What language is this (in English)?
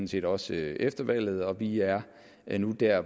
Danish